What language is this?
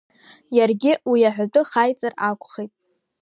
Abkhazian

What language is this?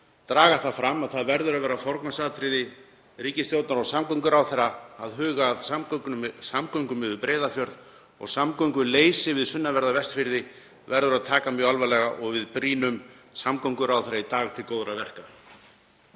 Icelandic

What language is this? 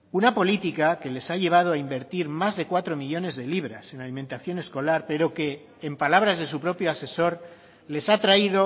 Spanish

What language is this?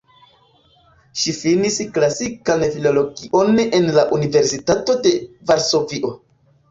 Esperanto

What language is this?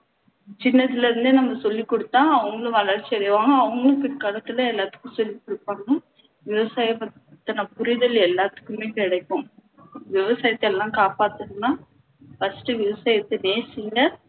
Tamil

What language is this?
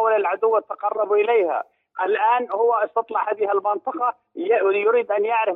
Arabic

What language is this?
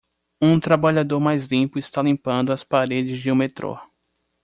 Portuguese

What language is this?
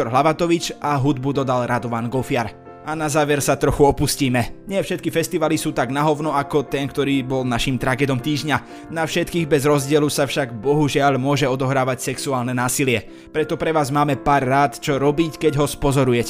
Slovak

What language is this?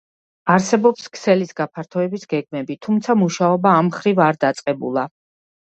Georgian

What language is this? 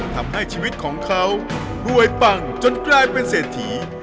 Thai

